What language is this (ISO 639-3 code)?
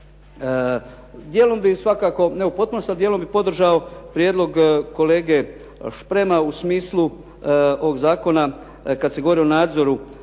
hrv